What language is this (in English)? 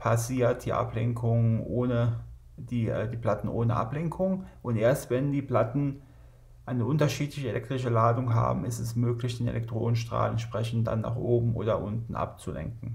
German